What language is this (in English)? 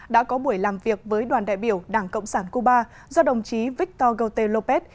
Vietnamese